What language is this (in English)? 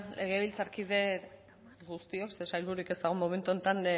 Basque